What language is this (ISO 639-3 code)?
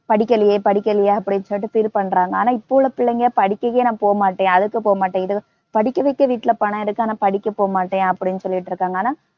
tam